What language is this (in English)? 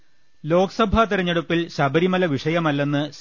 Malayalam